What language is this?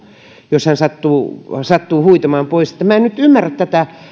Finnish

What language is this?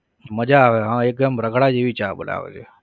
Gujarati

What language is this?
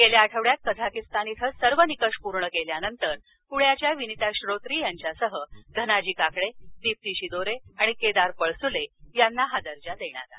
Marathi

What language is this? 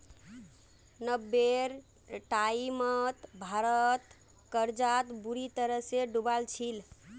Magahi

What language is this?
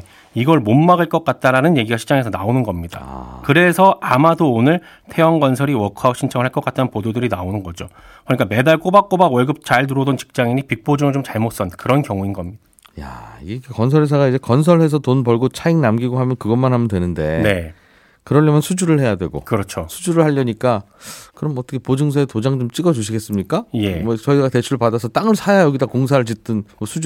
Korean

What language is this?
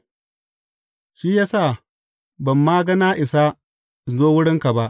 Hausa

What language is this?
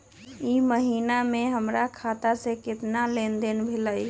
Magahi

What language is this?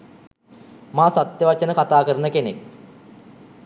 Sinhala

